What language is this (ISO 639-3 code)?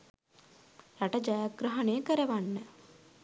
sin